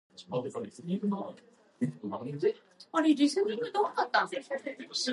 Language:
English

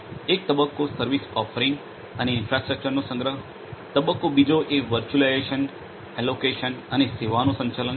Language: Gujarati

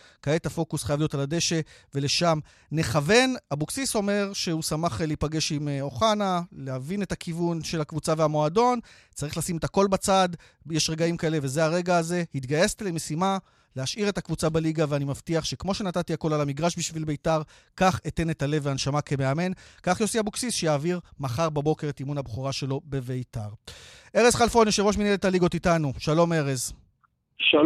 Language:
Hebrew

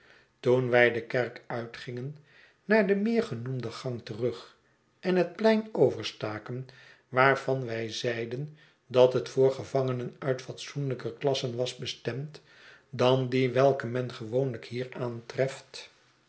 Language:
Dutch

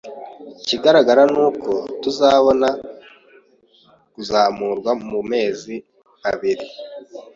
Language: Kinyarwanda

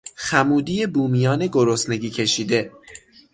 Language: Persian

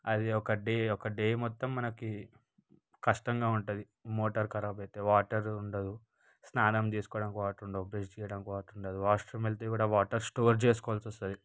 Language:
Telugu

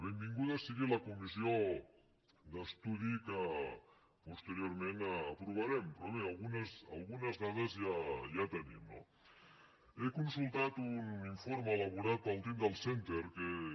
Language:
Catalan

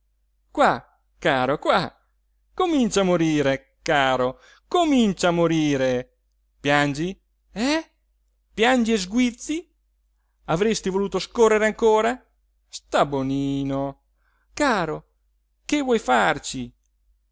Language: Italian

